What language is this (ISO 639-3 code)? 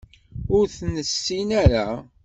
kab